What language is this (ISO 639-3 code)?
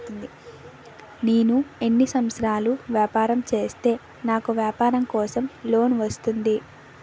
tel